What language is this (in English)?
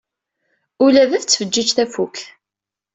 Kabyle